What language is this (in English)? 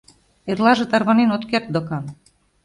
Mari